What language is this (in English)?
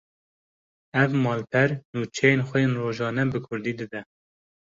Kurdish